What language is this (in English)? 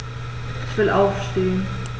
German